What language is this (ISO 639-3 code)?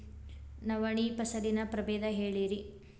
kan